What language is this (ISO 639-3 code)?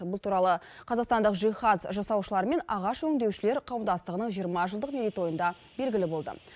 kaz